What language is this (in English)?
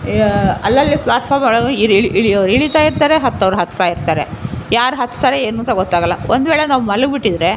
Kannada